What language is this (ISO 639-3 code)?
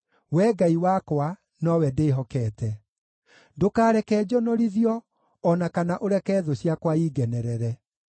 kik